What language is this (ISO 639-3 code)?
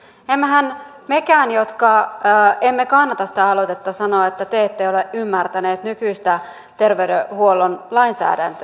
fin